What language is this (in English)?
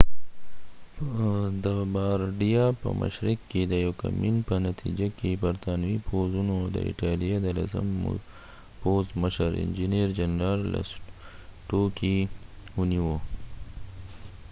Pashto